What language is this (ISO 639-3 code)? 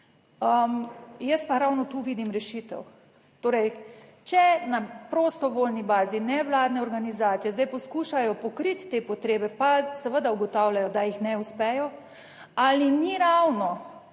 slv